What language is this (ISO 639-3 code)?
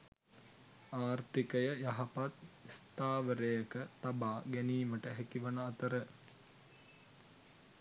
sin